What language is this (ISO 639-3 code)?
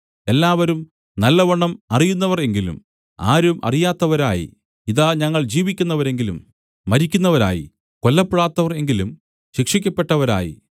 mal